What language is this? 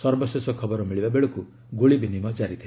Odia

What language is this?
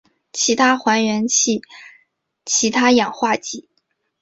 Chinese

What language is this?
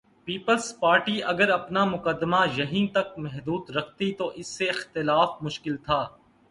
Urdu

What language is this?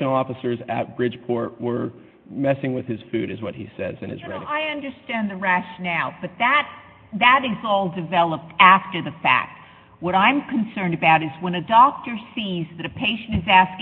English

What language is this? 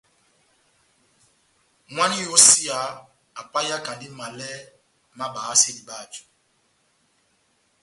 Batanga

